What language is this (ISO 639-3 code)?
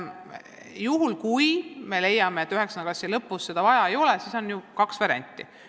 est